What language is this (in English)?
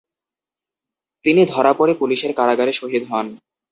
Bangla